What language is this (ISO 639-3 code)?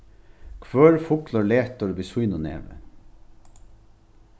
fao